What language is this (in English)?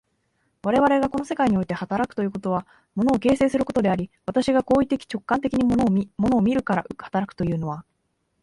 Japanese